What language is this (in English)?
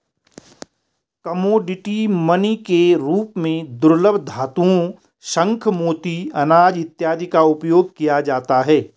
Hindi